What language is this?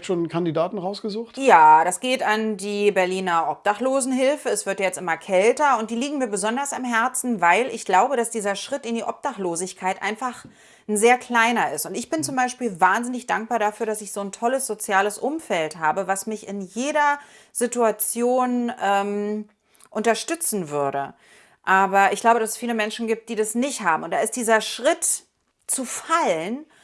German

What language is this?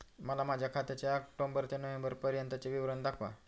Marathi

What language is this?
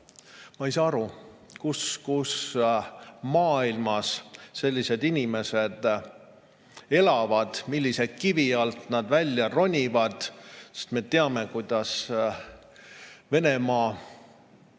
Estonian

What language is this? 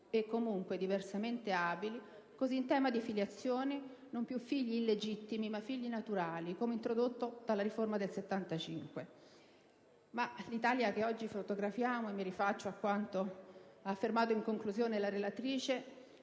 Italian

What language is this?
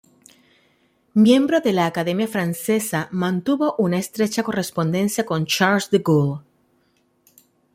Spanish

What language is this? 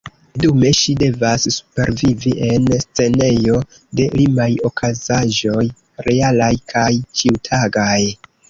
Esperanto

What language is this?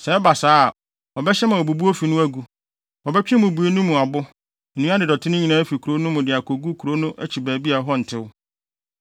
Akan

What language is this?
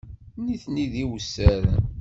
Kabyle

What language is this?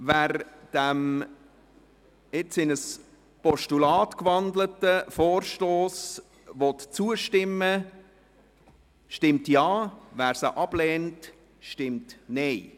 Swiss German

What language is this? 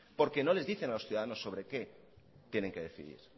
Spanish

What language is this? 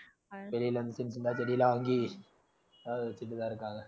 Tamil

